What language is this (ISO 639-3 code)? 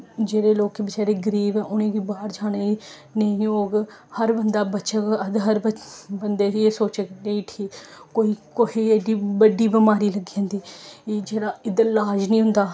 doi